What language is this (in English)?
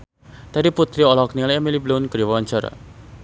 Sundanese